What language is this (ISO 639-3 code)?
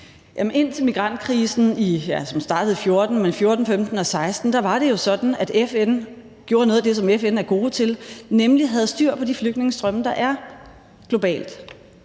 dan